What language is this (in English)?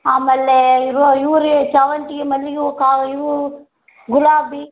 Kannada